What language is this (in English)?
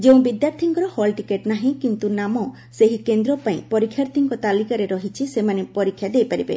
Odia